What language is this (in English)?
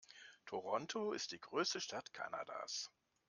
German